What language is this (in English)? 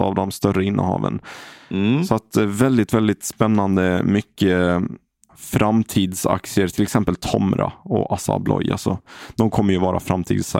Swedish